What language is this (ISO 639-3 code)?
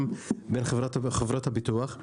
heb